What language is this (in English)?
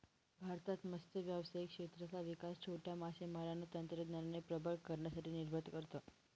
Marathi